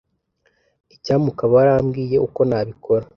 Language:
Kinyarwanda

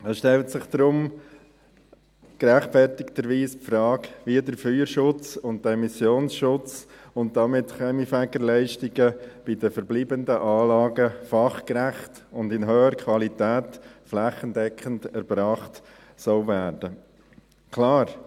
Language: Swiss German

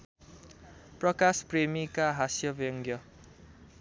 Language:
Nepali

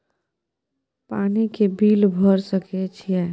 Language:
Maithili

